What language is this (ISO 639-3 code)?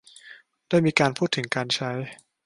tha